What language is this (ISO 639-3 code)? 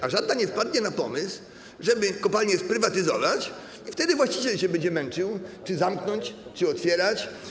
pol